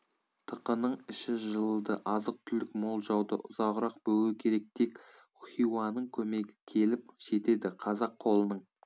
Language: Kazakh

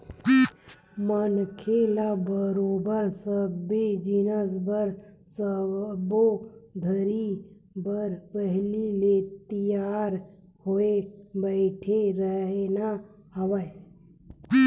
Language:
Chhattisgarhi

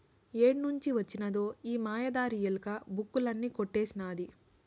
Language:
Telugu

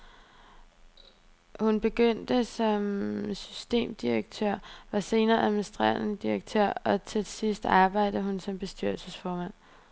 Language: Danish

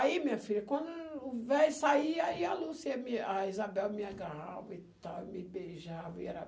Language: Portuguese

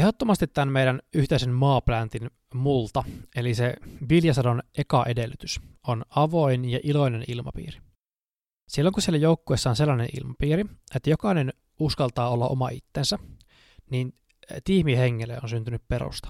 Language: Finnish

